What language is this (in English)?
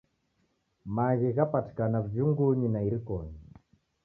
Taita